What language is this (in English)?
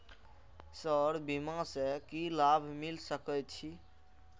Maithili